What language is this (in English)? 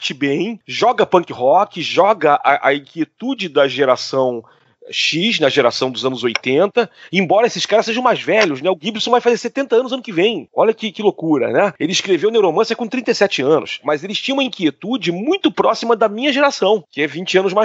Portuguese